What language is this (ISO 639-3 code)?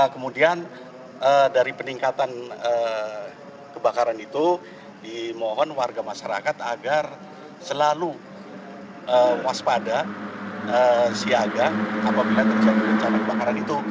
ind